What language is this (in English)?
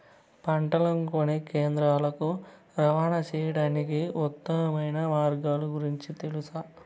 Telugu